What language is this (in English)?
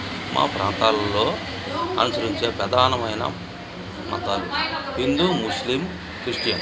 Telugu